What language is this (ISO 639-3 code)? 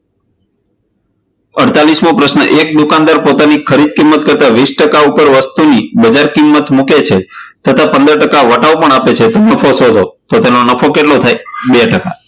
guj